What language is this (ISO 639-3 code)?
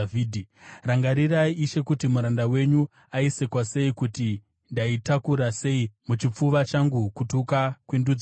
sna